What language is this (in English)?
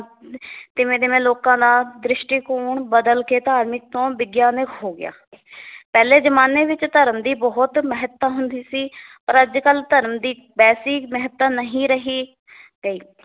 Punjabi